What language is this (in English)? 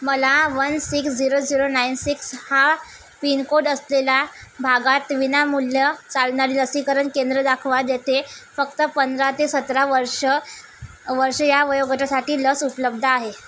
Marathi